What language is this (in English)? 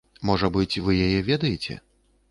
Belarusian